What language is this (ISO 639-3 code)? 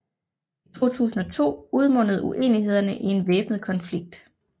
dan